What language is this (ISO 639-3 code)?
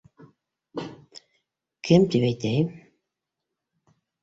bak